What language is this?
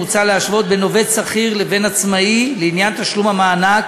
Hebrew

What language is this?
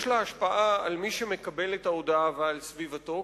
Hebrew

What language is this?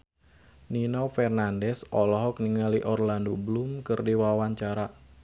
Sundanese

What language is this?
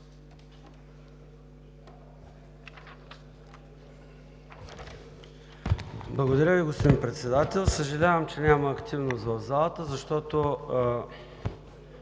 Bulgarian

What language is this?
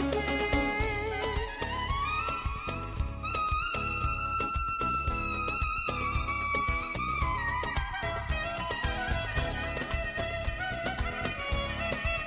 Turkish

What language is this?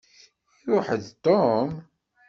Kabyle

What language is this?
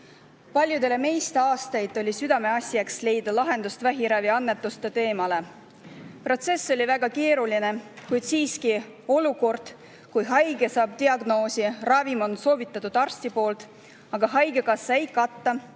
Estonian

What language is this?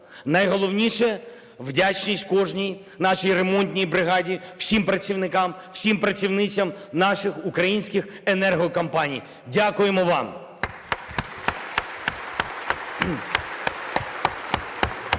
Ukrainian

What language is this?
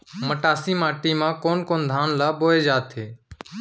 Chhattisgarhi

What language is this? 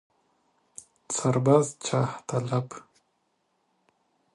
Persian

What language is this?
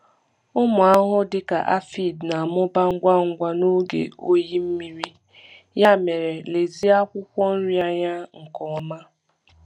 Igbo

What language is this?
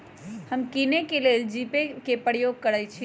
Magahi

